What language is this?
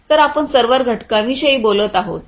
Marathi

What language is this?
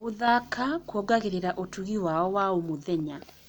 Kikuyu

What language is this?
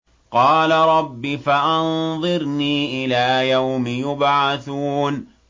Arabic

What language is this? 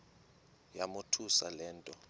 Xhosa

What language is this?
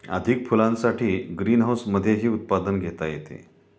Marathi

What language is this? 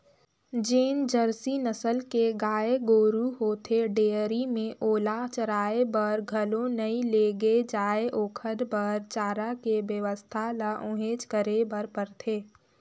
Chhattisgarhi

